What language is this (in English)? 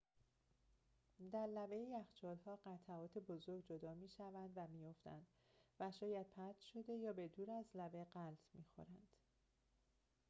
Persian